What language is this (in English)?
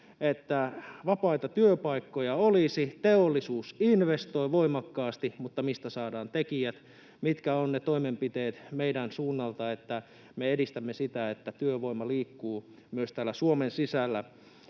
Finnish